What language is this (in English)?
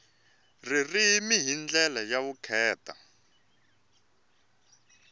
Tsonga